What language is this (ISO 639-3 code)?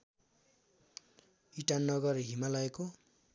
nep